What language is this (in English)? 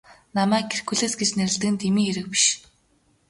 Mongolian